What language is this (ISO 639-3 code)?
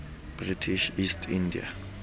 sot